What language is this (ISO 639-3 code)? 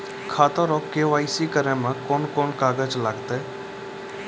mai